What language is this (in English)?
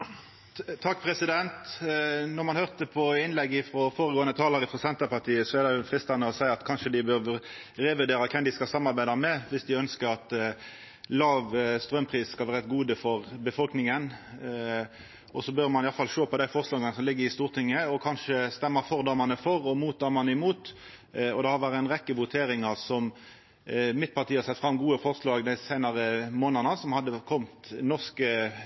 Norwegian Nynorsk